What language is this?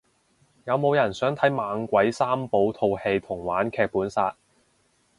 Cantonese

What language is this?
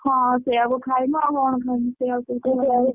Odia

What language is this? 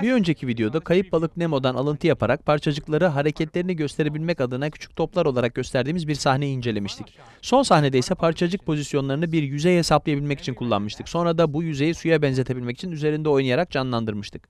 Turkish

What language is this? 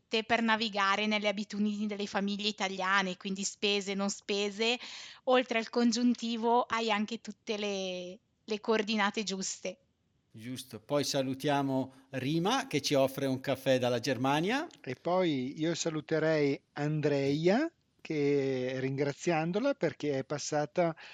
Italian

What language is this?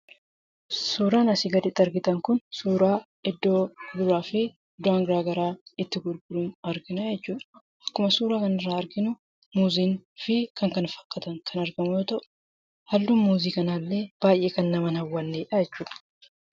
Oromo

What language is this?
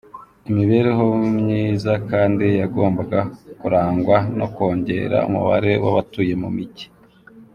Kinyarwanda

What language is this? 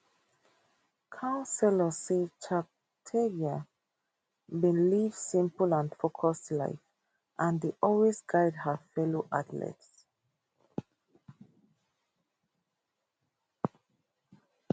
Nigerian Pidgin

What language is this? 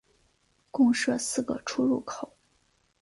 Chinese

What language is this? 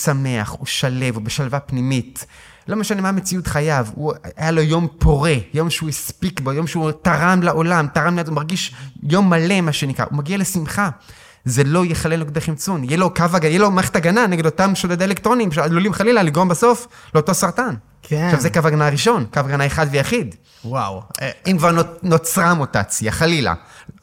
Hebrew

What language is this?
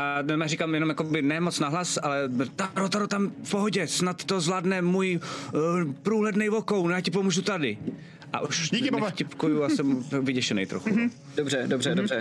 Czech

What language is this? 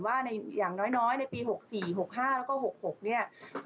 Thai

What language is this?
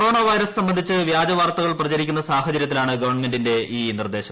Malayalam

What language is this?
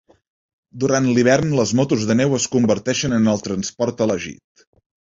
Catalan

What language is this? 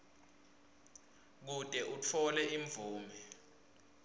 Swati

